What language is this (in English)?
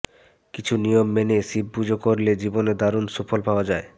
Bangla